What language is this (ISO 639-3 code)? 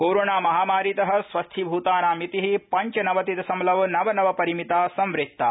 san